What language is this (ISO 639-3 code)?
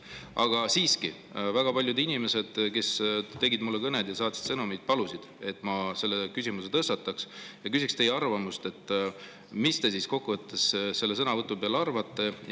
est